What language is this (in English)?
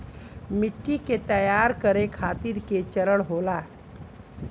Bhojpuri